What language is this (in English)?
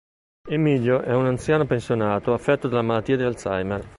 Italian